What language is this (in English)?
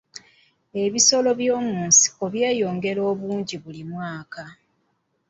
Ganda